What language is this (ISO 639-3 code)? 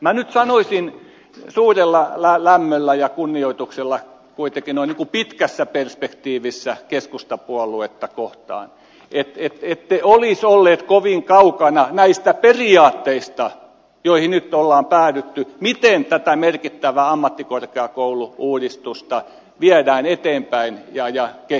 fin